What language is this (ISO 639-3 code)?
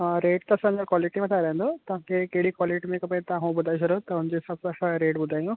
snd